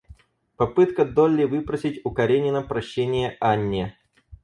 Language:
Russian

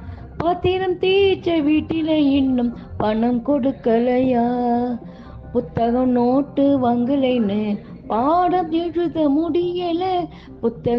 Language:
Tamil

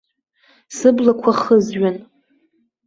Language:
Abkhazian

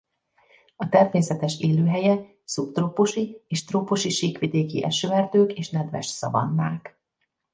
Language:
Hungarian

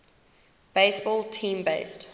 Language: English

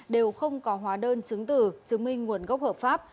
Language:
Vietnamese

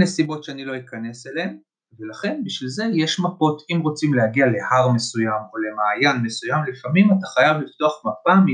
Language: Hebrew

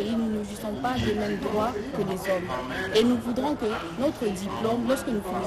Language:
French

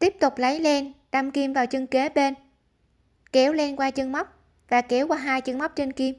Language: Vietnamese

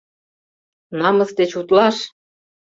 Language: Mari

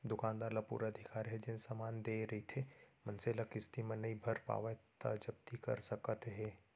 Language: Chhattisgarhi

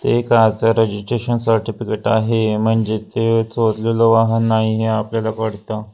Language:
Marathi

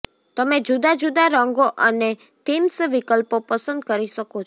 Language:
Gujarati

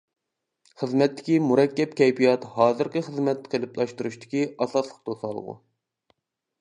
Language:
Uyghur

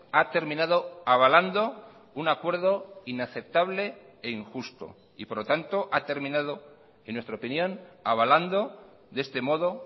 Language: Spanish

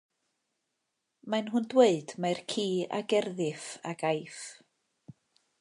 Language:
Welsh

